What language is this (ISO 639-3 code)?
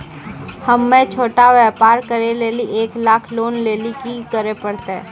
mai